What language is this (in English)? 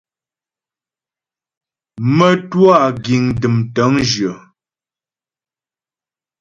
Ghomala